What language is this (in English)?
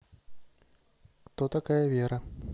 Russian